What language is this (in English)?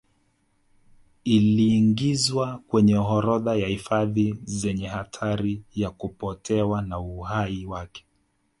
Swahili